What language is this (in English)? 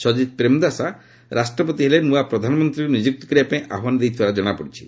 Odia